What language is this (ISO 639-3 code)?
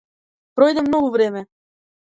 mkd